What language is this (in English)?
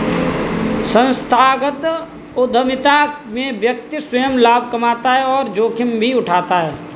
Hindi